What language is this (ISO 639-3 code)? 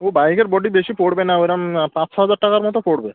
ben